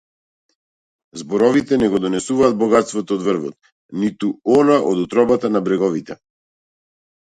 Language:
Macedonian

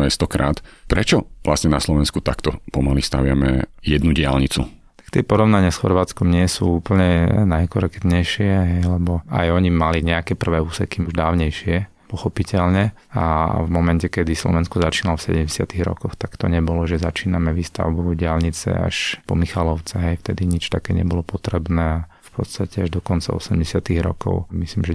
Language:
Slovak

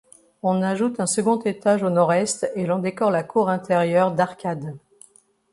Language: French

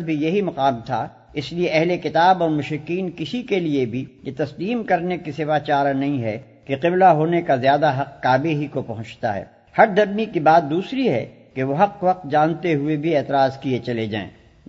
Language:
Urdu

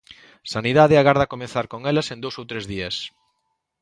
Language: Galician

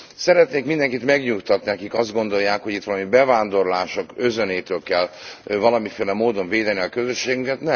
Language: Hungarian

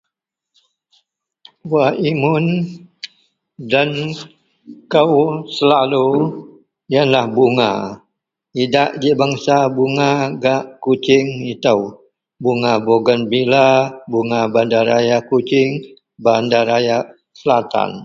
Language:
Central Melanau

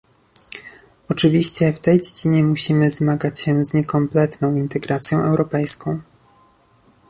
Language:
Polish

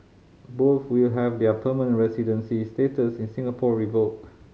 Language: English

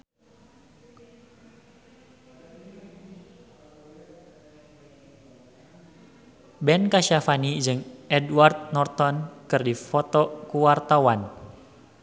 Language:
Sundanese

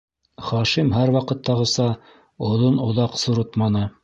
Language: Bashkir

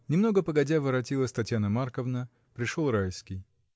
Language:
Russian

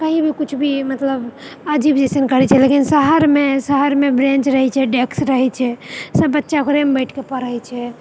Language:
Maithili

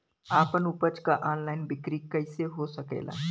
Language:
Bhojpuri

